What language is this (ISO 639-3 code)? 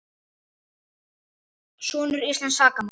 isl